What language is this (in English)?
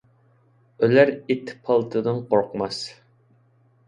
Uyghur